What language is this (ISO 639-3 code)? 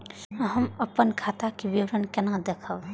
mai